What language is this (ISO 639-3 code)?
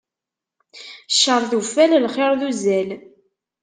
kab